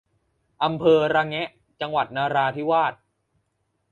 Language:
Thai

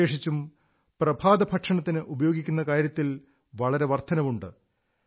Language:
Malayalam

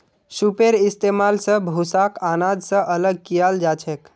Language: Magahi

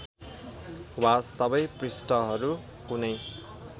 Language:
Nepali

